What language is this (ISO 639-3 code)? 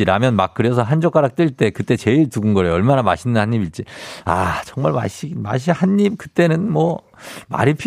kor